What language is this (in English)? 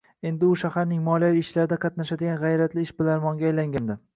Uzbek